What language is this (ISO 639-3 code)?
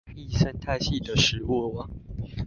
zho